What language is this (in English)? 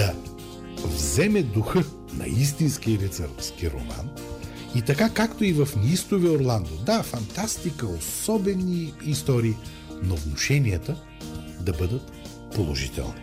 Bulgarian